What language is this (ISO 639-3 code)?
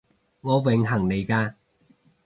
yue